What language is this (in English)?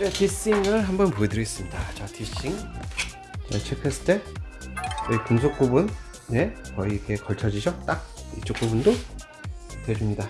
Korean